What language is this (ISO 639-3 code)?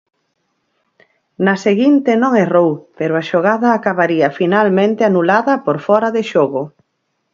glg